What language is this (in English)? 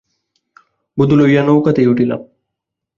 Bangla